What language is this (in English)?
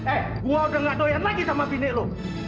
Indonesian